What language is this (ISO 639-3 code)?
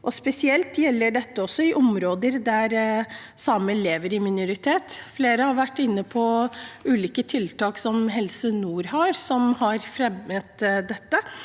nor